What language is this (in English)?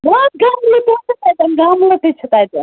Kashmiri